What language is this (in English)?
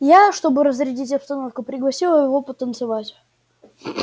Russian